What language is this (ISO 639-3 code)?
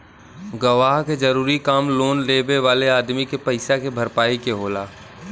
bho